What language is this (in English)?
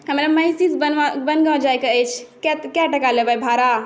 Maithili